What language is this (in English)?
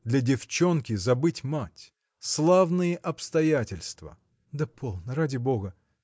Russian